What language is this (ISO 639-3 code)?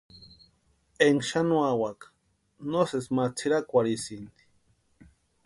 pua